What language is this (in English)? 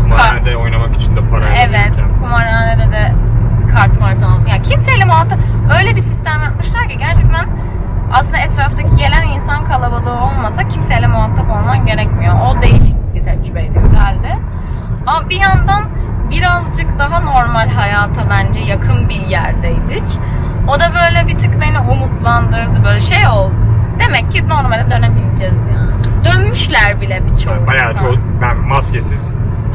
Turkish